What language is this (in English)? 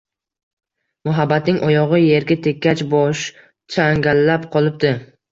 Uzbek